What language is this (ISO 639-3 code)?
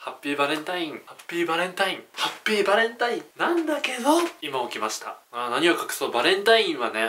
jpn